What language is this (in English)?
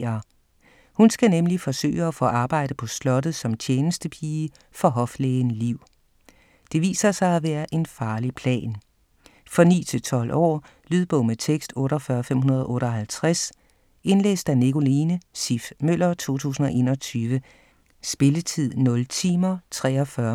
Danish